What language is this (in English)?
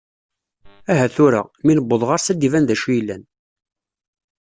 Kabyle